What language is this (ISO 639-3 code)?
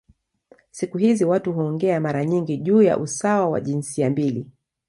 swa